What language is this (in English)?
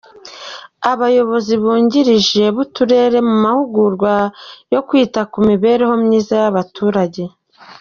Kinyarwanda